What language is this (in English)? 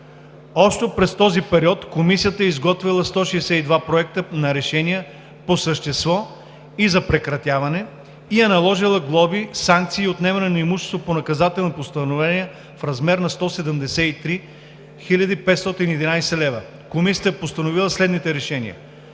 Bulgarian